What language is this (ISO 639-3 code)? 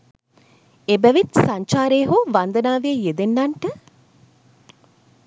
sin